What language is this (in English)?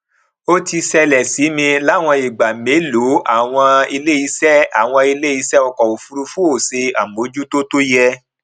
Yoruba